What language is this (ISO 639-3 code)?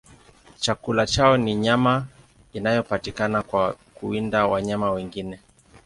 swa